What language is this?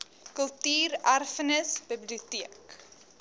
Afrikaans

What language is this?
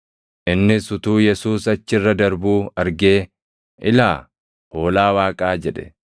Oromo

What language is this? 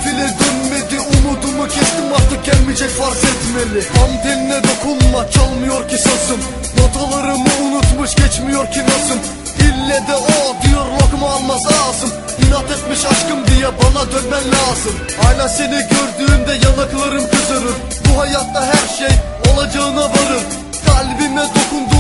Turkish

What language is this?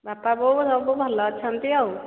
Odia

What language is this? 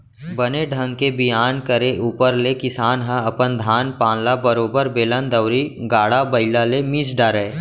Chhattisgarhi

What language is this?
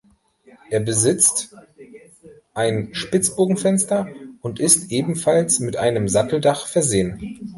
German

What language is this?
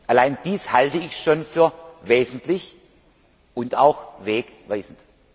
German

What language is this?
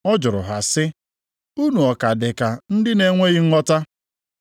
Igbo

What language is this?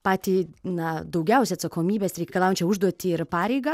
Lithuanian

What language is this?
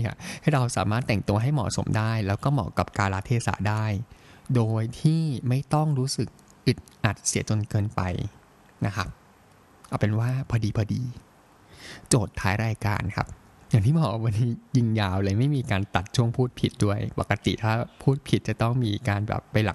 Thai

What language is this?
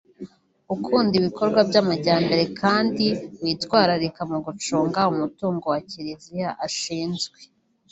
Kinyarwanda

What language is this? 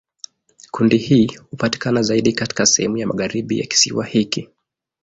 Swahili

